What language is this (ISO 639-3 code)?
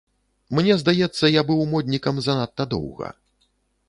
bel